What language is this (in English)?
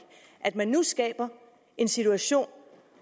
Danish